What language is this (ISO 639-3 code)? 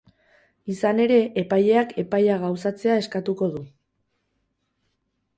eus